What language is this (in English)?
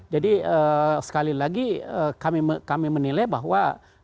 Indonesian